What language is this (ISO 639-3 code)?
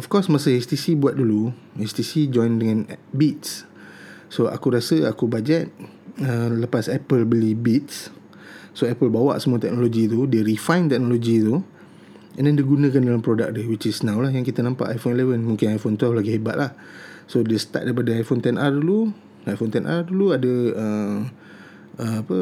msa